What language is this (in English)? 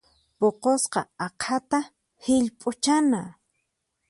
Puno Quechua